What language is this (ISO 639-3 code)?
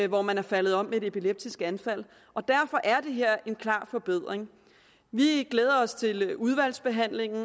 dan